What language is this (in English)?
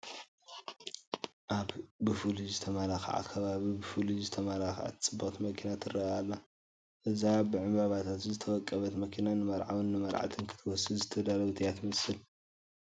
Tigrinya